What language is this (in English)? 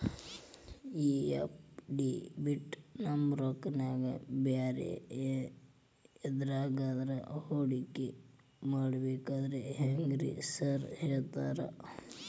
Kannada